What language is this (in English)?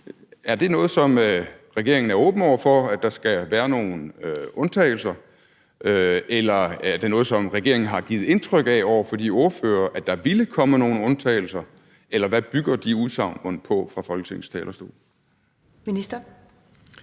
Danish